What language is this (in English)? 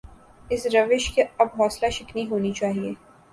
Urdu